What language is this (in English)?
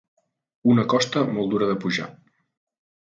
Catalan